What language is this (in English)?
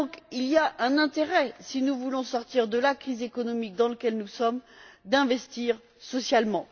French